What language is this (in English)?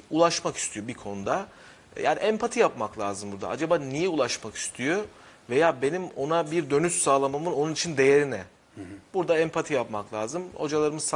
Turkish